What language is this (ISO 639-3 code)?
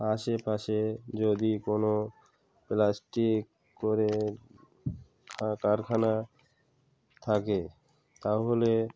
ben